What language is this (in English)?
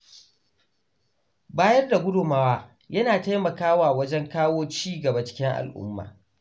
Hausa